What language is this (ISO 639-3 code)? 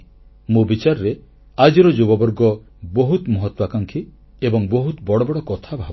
ori